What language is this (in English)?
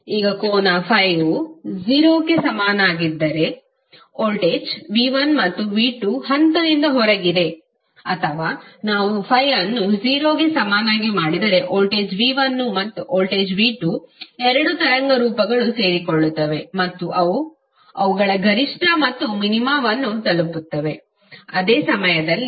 Kannada